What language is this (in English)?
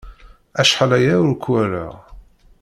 Kabyle